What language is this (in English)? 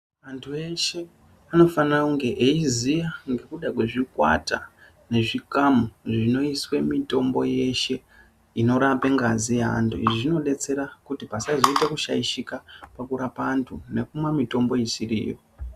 Ndau